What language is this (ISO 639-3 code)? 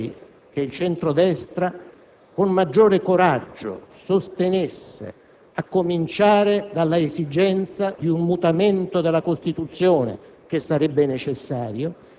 ita